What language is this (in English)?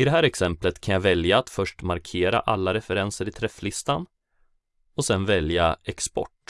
Swedish